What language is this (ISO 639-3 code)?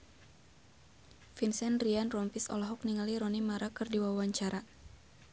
sun